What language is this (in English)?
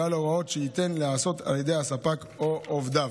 Hebrew